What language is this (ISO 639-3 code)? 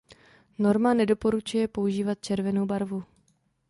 ces